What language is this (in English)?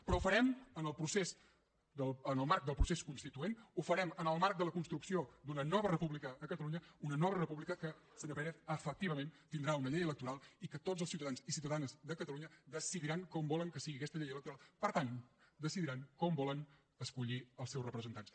Catalan